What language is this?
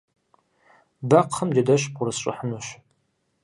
Kabardian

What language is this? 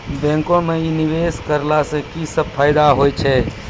Maithili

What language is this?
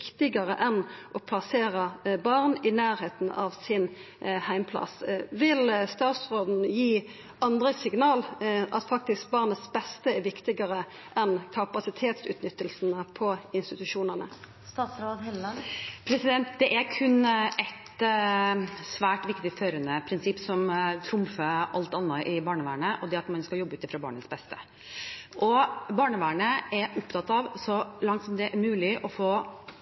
Norwegian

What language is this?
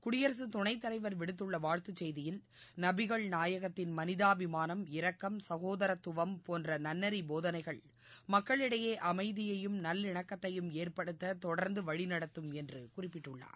Tamil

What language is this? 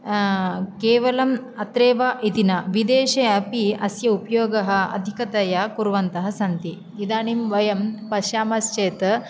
Sanskrit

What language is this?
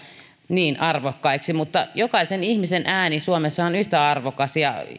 Finnish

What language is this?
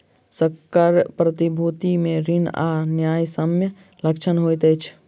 Maithili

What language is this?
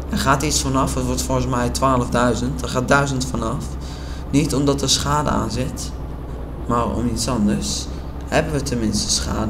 Dutch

